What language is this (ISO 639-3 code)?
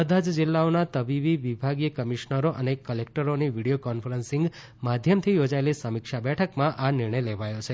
guj